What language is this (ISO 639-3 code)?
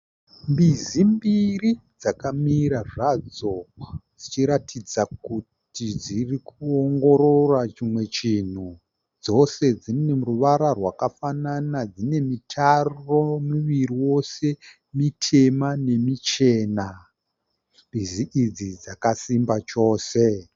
sna